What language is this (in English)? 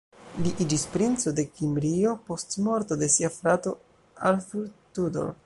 Esperanto